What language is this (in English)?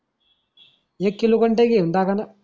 Marathi